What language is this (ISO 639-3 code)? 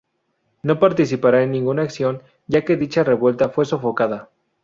spa